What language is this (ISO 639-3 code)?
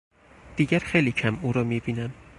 fas